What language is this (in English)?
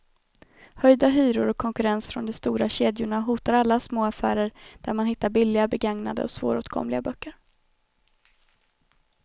Swedish